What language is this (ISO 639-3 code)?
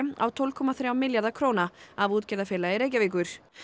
isl